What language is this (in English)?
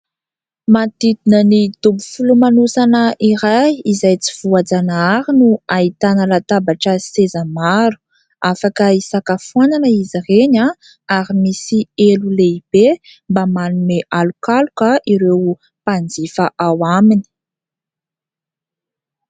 Malagasy